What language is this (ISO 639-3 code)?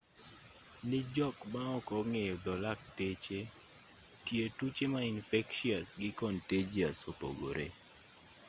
luo